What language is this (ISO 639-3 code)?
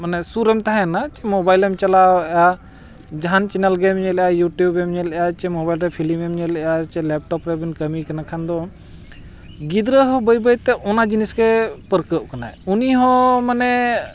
sat